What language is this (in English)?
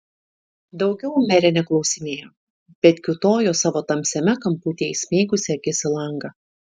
Lithuanian